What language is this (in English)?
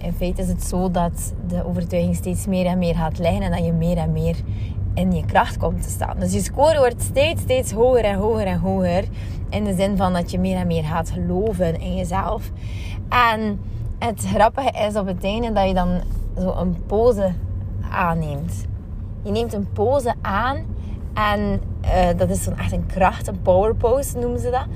Dutch